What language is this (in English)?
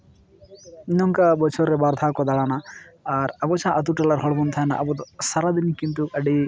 Santali